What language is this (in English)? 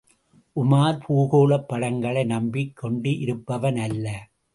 Tamil